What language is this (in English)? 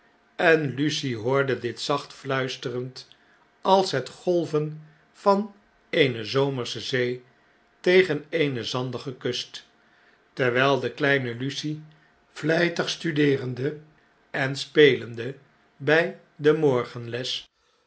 Dutch